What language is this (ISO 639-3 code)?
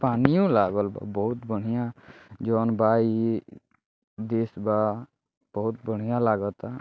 bho